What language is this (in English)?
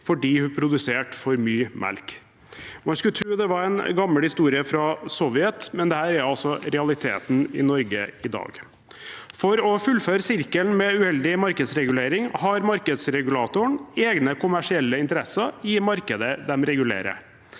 Norwegian